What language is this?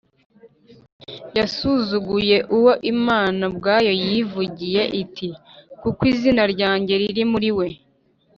Kinyarwanda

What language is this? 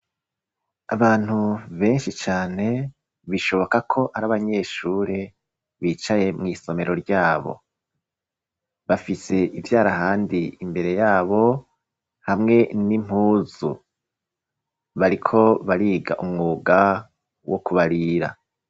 Rundi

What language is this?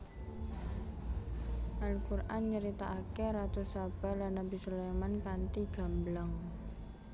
Javanese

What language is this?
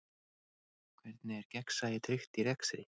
Icelandic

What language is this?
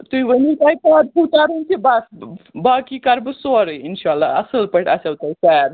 Kashmiri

